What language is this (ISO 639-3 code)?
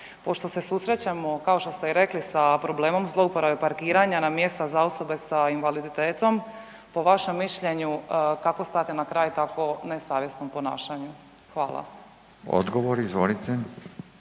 hrv